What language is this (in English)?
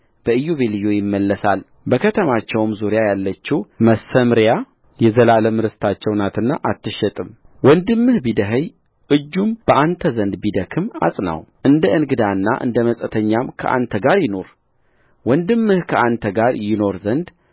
Amharic